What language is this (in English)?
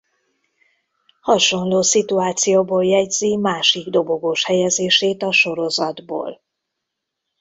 Hungarian